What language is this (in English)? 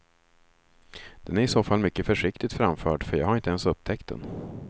Swedish